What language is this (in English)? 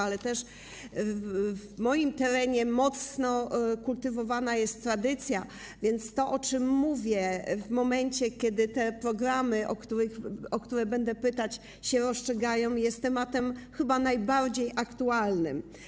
Polish